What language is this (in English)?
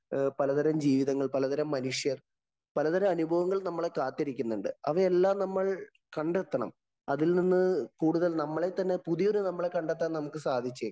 Malayalam